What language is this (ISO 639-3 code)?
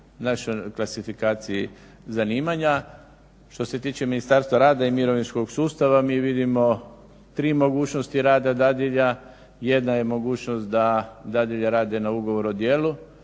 hrv